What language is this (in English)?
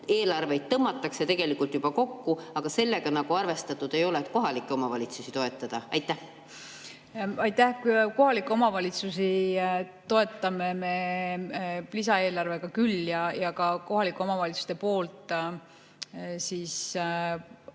Estonian